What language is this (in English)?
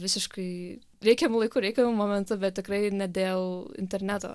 Lithuanian